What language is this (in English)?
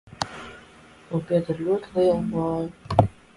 Latvian